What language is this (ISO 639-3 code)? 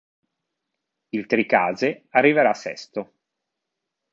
ita